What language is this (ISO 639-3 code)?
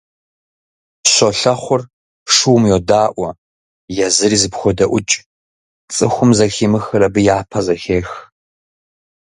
kbd